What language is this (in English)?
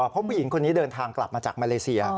Thai